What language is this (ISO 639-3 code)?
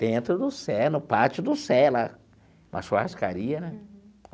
por